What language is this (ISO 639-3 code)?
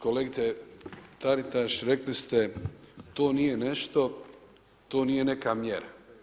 hrv